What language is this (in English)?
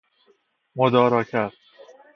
Persian